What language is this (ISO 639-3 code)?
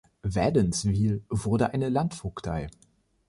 deu